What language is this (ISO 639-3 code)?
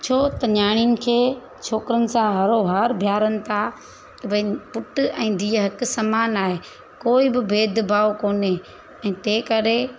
snd